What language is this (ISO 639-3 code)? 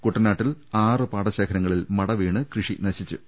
mal